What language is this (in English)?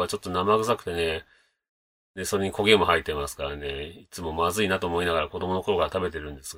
Japanese